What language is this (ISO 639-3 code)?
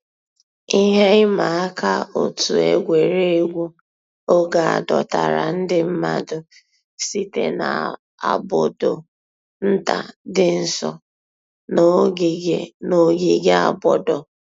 ibo